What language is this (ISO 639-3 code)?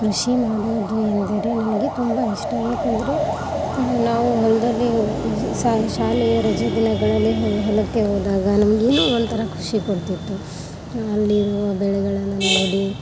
kan